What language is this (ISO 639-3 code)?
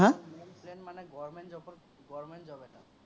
asm